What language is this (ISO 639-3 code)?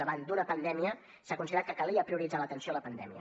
cat